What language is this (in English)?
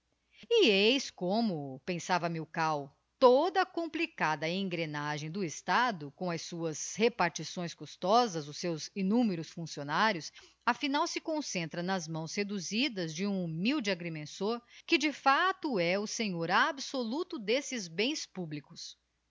Portuguese